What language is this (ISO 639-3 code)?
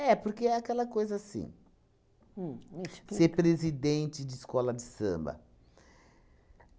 por